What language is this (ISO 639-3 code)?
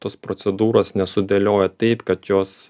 lit